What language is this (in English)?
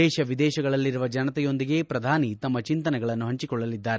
Kannada